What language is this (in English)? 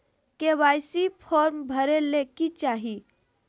Magahi